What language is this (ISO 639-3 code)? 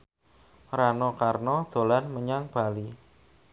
jav